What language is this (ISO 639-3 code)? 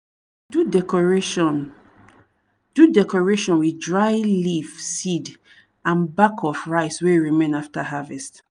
pcm